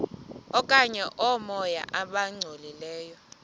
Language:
Xhosa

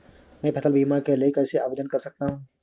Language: Hindi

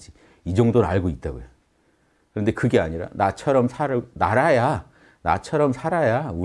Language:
Korean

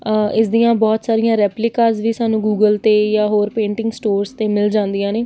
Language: Punjabi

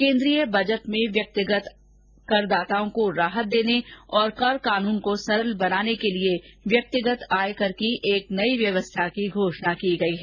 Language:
Hindi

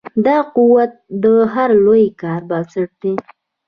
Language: Pashto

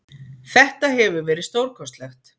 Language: Icelandic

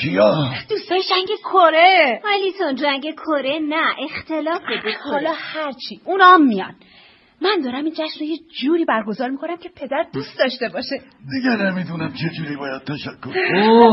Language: Persian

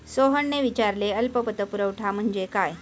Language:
Marathi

